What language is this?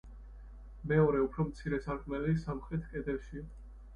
Georgian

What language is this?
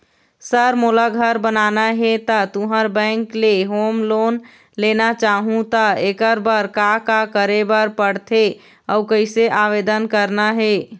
Chhattisgarhi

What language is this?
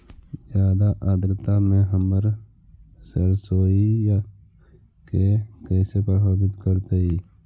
Magahi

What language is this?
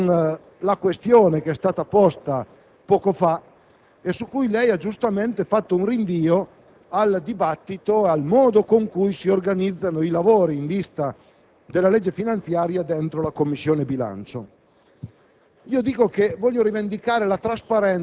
Italian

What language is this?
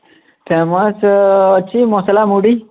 Odia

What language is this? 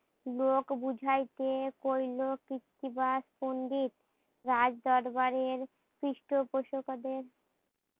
Bangla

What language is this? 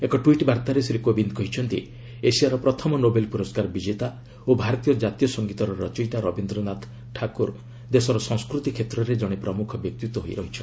Odia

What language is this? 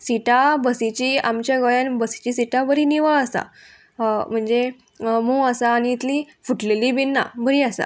Konkani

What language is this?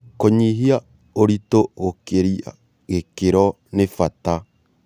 Kikuyu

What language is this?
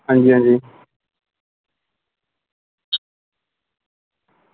Dogri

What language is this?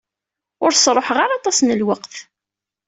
Kabyle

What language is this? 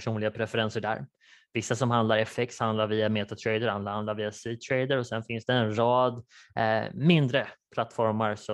Swedish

